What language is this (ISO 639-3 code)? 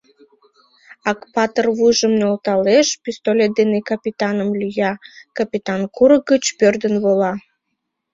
chm